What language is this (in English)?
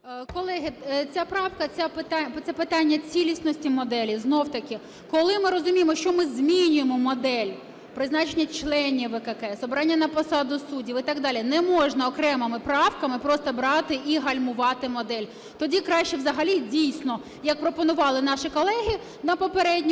Ukrainian